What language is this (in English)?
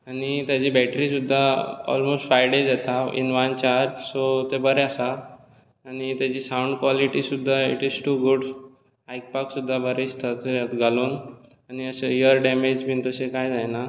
Konkani